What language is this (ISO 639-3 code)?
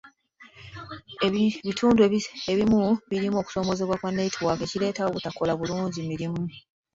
lug